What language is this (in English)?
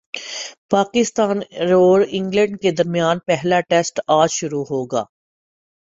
Urdu